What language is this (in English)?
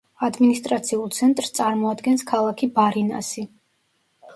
Georgian